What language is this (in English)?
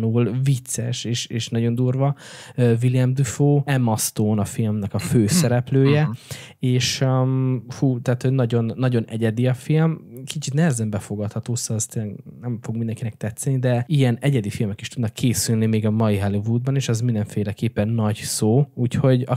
Hungarian